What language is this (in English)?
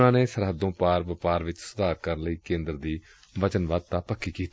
Punjabi